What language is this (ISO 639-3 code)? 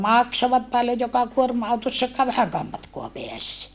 fin